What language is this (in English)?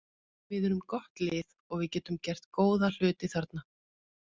Icelandic